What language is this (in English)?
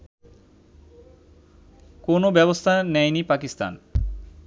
Bangla